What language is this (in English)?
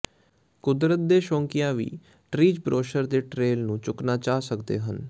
Punjabi